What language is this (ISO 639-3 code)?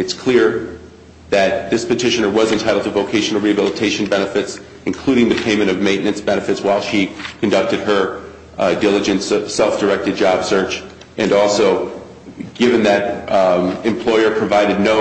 eng